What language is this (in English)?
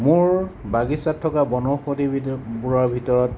Assamese